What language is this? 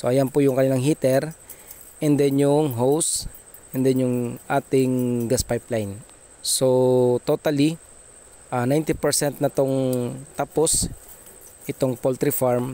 Filipino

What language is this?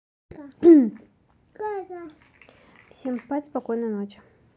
Russian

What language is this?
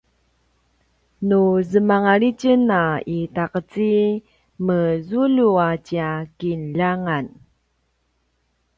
Paiwan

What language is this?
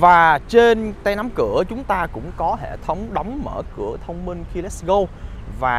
Vietnamese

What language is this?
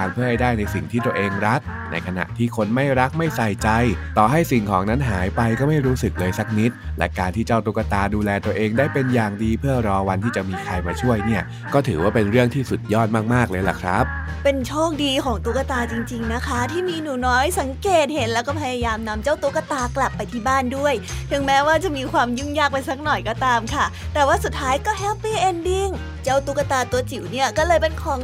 Thai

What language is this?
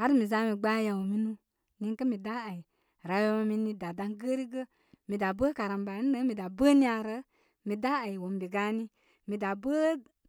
Koma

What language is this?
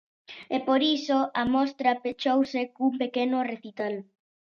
Galician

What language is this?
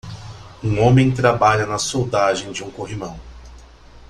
Portuguese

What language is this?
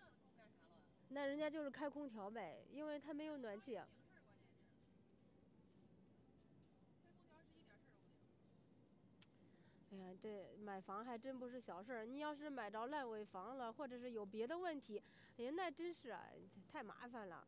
Chinese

